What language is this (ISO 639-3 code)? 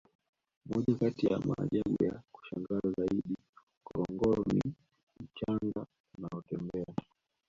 swa